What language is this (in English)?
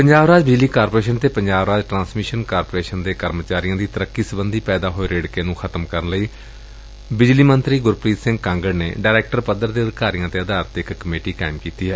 Punjabi